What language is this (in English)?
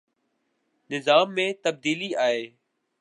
Urdu